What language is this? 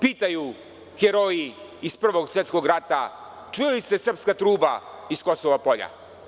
Serbian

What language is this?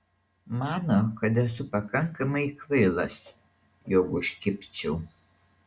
Lithuanian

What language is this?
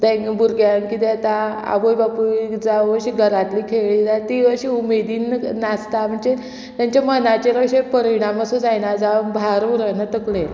Konkani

